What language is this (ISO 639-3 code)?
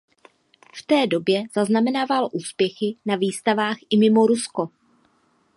ces